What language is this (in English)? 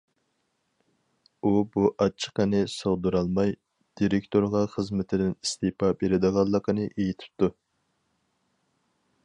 Uyghur